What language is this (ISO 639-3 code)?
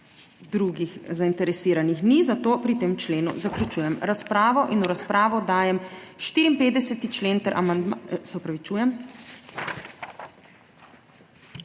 slv